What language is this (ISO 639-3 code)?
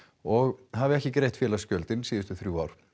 isl